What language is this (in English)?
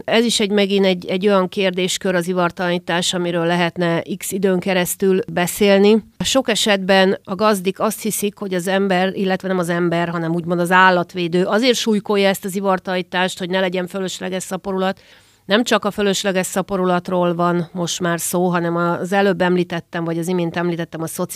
Hungarian